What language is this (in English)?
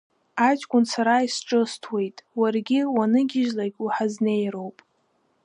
Abkhazian